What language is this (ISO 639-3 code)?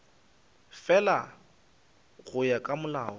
nso